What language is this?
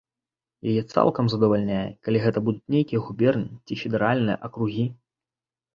Belarusian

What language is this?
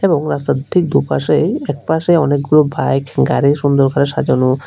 Bangla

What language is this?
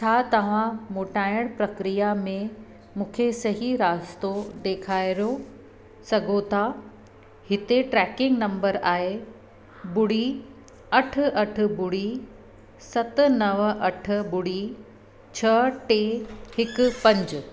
Sindhi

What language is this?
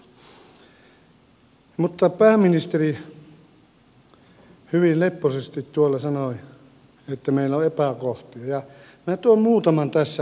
Finnish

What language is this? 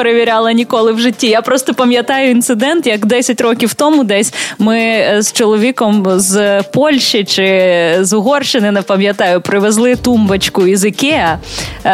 Ukrainian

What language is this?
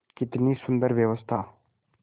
Hindi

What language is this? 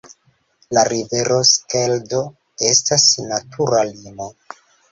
Esperanto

